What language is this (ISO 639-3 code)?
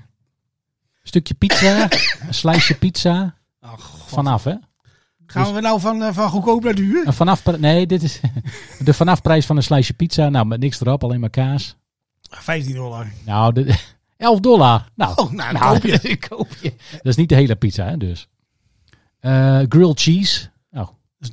nld